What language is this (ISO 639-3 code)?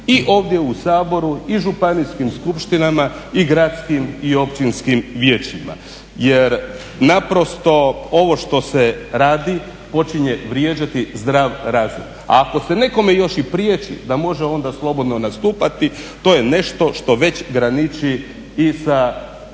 hrv